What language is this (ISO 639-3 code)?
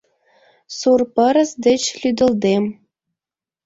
chm